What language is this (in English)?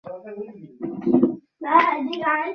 Bangla